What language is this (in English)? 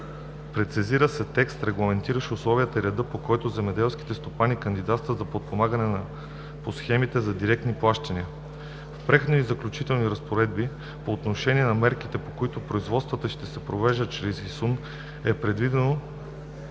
Bulgarian